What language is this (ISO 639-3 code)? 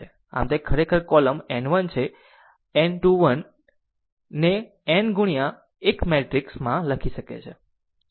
guj